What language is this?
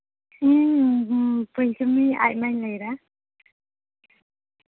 Santali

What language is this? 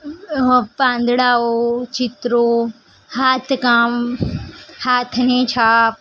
Gujarati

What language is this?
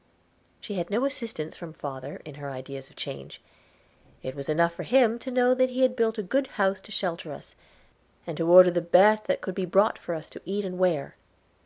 English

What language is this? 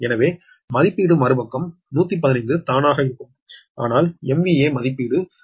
Tamil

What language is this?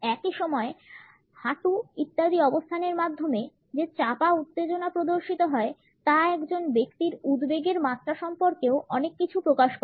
Bangla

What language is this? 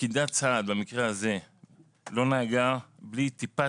Hebrew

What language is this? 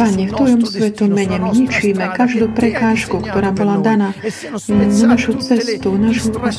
Slovak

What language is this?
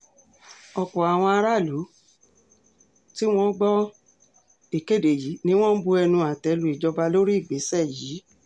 Yoruba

